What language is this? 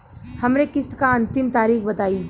Bhojpuri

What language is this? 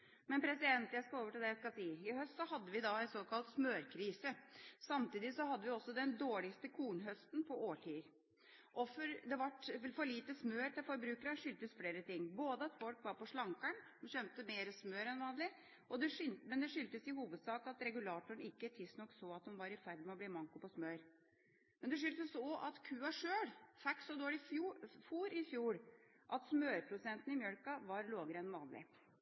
Norwegian Bokmål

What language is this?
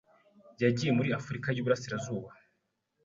Kinyarwanda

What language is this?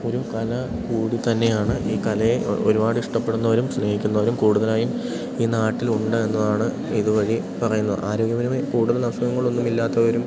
Malayalam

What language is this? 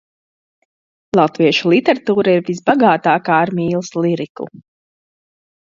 Latvian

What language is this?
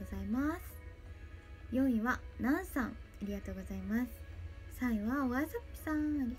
Japanese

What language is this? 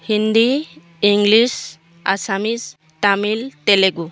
Assamese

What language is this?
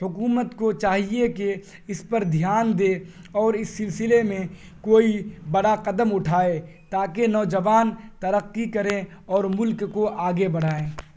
Urdu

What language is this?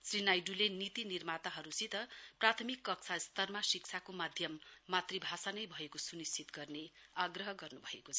Nepali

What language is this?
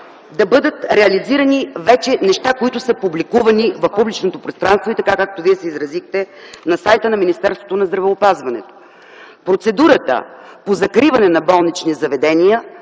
Bulgarian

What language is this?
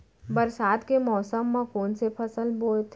Chhattisgarhi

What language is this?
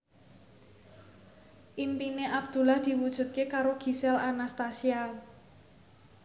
Javanese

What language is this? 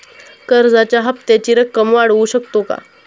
Marathi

